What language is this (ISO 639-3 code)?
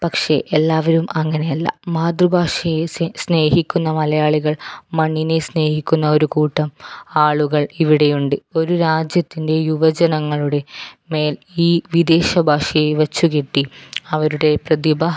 mal